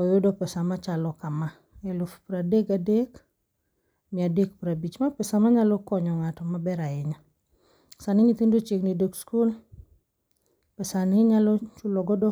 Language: Luo (Kenya and Tanzania)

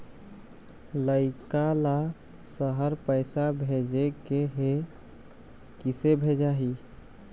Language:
Chhattisgarhi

